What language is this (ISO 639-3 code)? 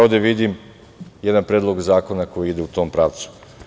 srp